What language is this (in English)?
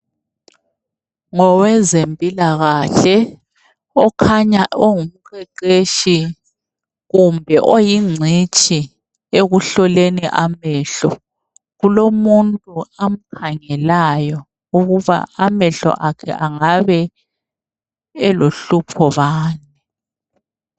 North Ndebele